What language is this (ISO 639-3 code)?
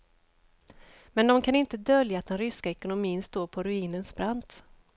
swe